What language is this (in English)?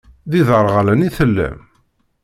Kabyle